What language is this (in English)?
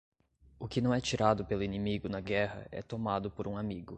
Portuguese